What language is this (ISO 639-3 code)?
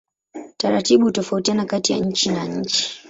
swa